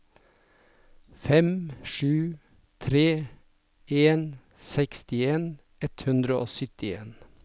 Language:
Norwegian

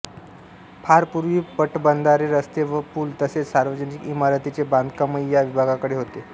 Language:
Marathi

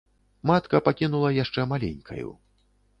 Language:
Belarusian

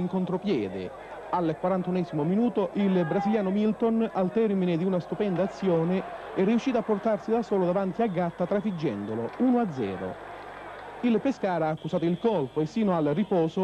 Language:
Italian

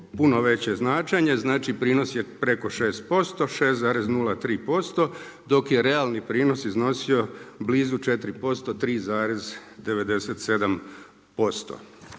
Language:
Croatian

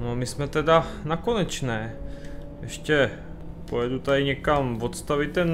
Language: Czech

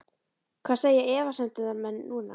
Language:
Icelandic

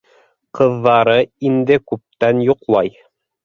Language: Bashkir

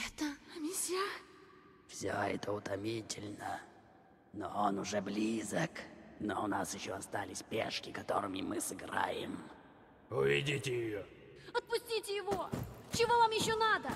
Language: Russian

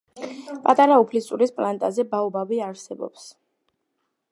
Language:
Georgian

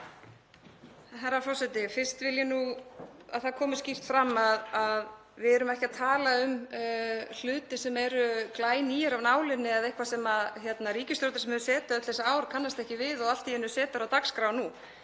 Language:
Icelandic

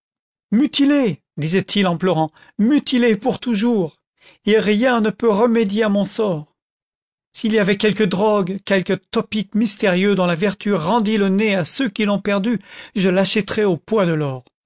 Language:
French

